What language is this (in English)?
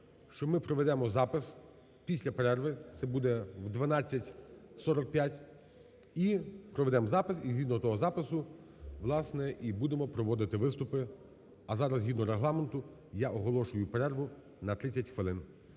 Ukrainian